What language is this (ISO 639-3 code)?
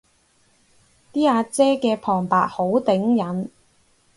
yue